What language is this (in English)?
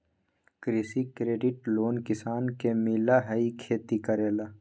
Magahi